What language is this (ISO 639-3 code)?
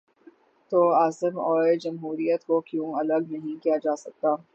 urd